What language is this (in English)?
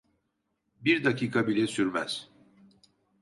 Turkish